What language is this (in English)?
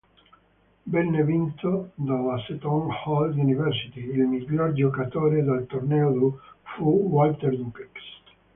Italian